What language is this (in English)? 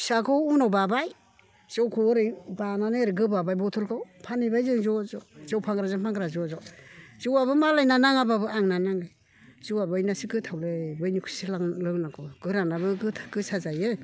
Bodo